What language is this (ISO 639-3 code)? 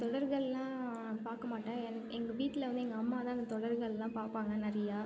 tam